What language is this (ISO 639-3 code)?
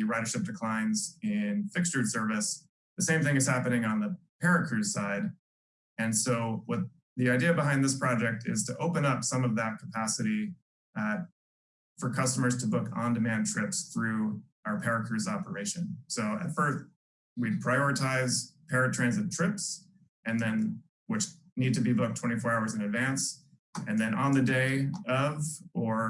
eng